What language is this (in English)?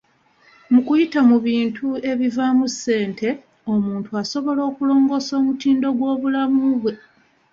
Ganda